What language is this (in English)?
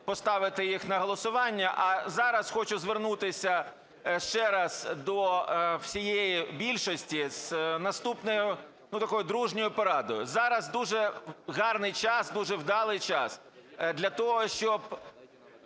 Ukrainian